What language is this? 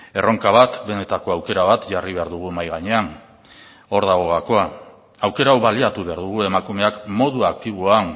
Basque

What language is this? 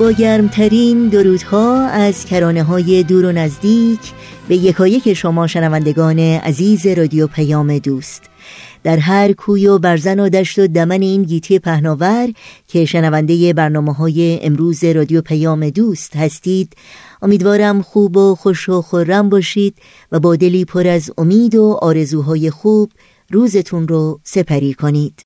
Persian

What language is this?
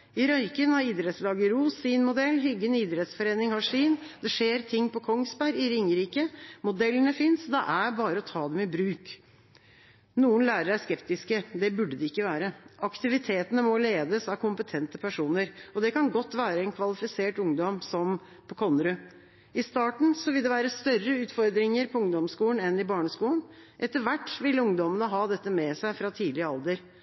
Norwegian Bokmål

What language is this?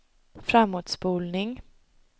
Swedish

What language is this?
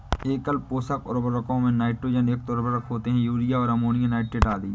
Hindi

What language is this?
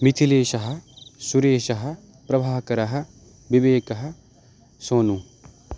Sanskrit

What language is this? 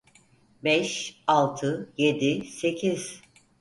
Turkish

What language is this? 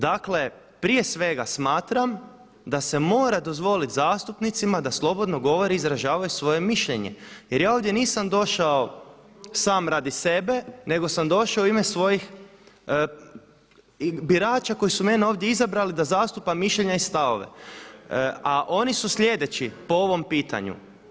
Croatian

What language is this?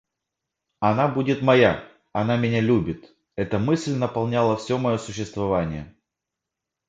Russian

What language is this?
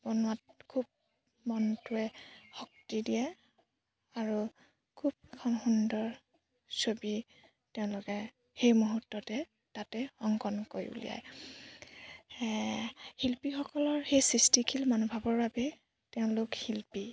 Assamese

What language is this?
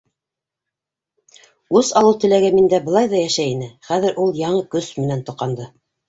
Bashkir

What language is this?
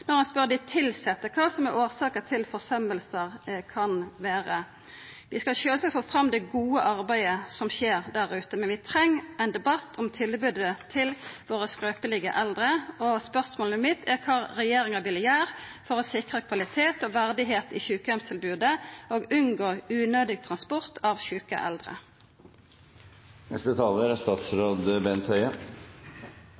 Norwegian Nynorsk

